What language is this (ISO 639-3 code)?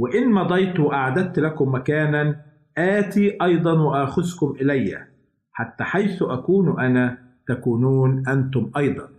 ara